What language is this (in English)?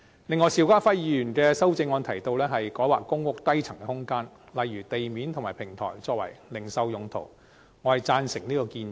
Cantonese